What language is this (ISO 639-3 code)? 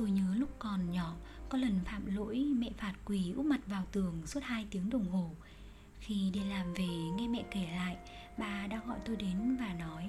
vie